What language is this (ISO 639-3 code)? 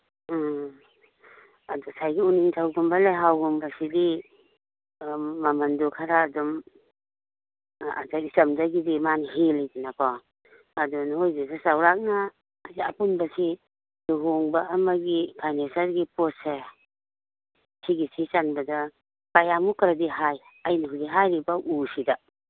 mni